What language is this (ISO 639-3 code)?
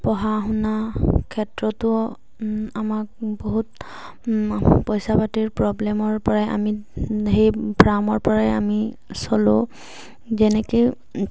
asm